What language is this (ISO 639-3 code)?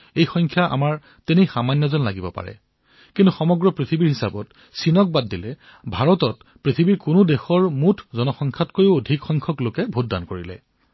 asm